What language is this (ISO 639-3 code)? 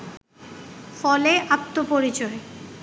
ben